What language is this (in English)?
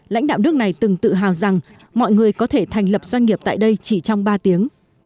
Vietnamese